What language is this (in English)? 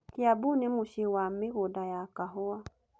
Kikuyu